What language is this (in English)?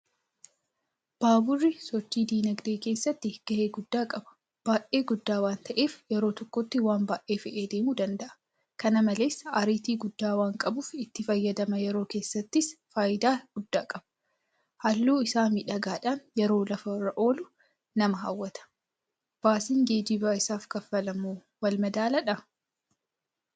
Oromo